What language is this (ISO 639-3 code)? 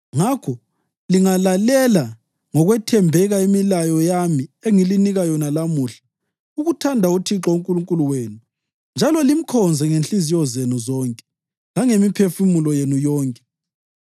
nde